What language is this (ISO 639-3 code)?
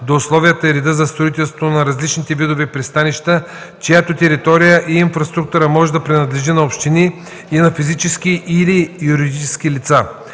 bul